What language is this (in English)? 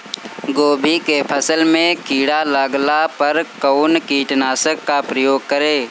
Bhojpuri